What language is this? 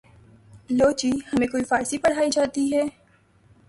Urdu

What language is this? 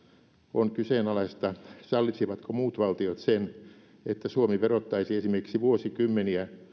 Finnish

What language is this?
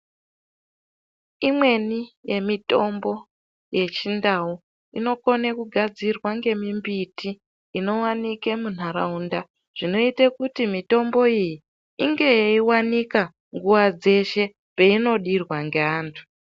Ndau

